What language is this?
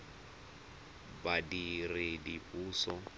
Tswana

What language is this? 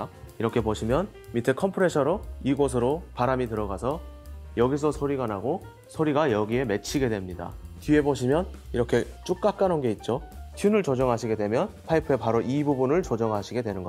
Korean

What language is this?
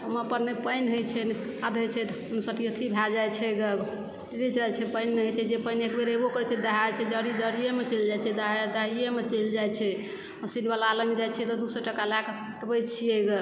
Maithili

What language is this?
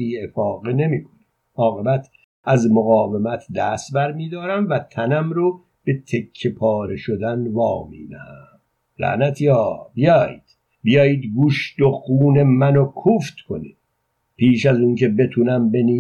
Persian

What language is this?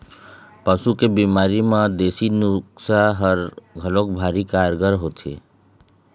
Chhattisgarhi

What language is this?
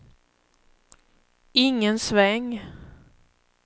Swedish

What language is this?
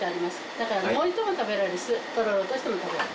Japanese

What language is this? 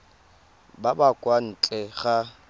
Tswana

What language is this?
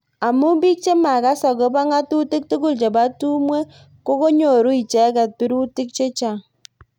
Kalenjin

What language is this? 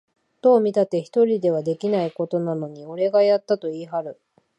Japanese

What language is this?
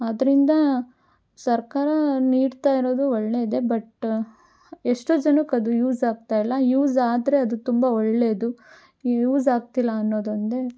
Kannada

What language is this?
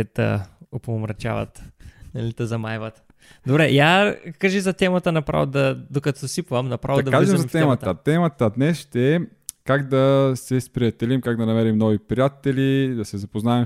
Bulgarian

